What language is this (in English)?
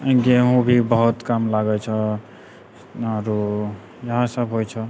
Maithili